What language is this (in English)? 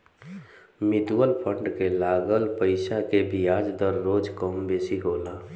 Bhojpuri